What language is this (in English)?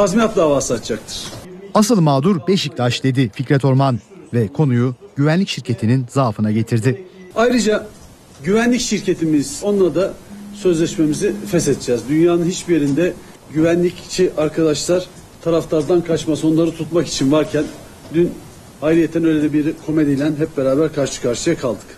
Turkish